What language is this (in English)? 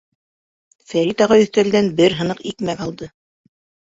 Bashkir